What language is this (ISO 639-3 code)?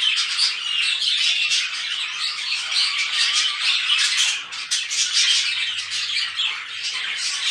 tur